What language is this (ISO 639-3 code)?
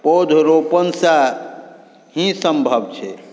mai